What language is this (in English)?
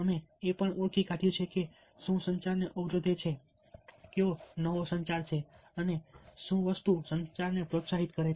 Gujarati